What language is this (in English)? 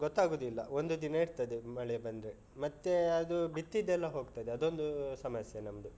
Kannada